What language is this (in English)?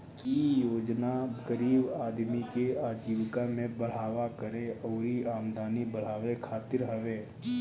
Bhojpuri